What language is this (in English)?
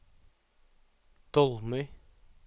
Norwegian